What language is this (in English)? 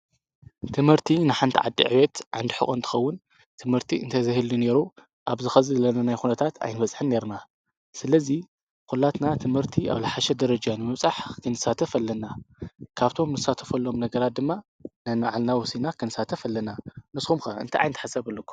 Tigrinya